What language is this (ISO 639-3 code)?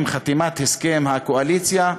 heb